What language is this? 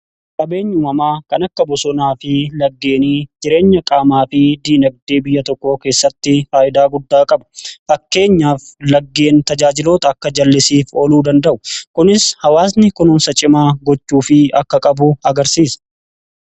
Oromo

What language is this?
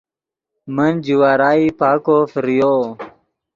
Yidgha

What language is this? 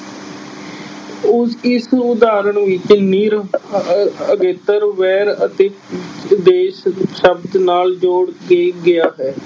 Punjabi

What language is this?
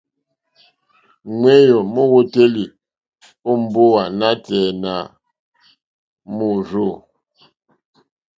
Mokpwe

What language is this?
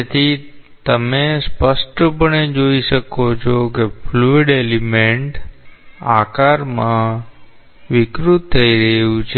Gujarati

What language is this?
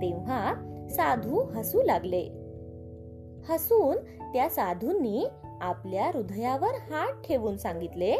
Marathi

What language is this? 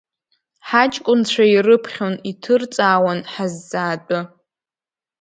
Abkhazian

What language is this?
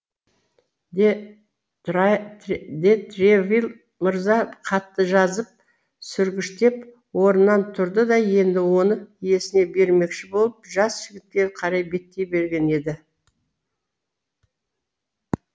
Kazakh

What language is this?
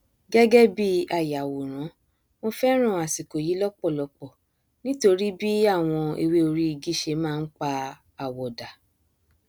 Yoruba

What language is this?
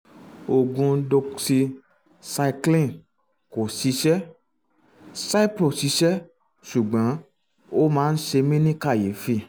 Yoruba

